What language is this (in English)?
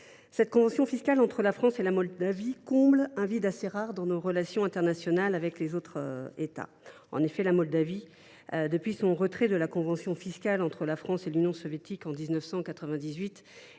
French